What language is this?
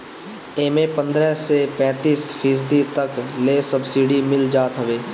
Bhojpuri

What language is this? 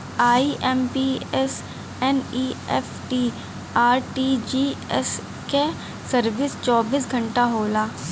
Bhojpuri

